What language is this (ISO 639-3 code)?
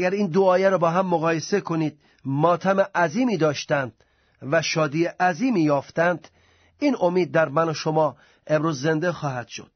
fas